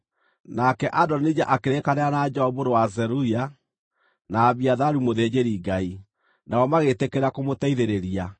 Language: Kikuyu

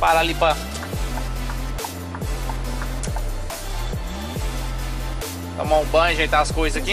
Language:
Portuguese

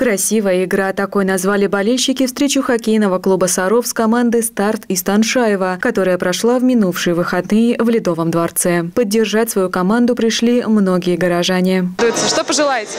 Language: Russian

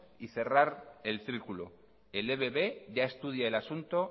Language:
Spanish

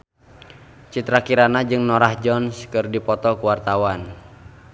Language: Sundanese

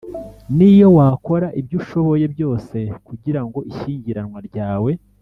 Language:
Kinyarwanda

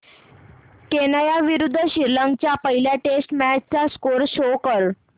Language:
Marathi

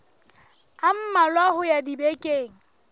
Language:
Southern Sotho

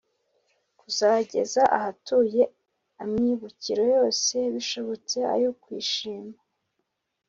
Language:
Kinyarwanda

